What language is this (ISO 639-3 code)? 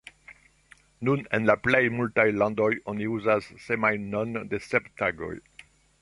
epo